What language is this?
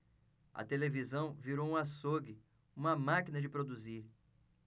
Portuguese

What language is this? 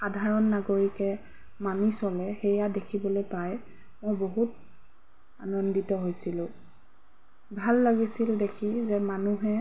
Assamese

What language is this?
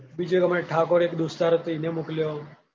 Gujarati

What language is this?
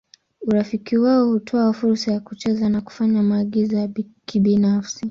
Swahili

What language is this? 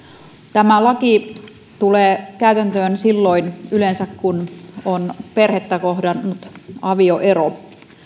Finnish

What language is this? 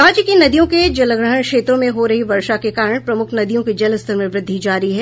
Hindi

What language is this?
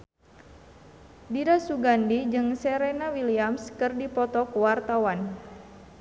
Sundanese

